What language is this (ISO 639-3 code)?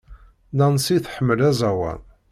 kab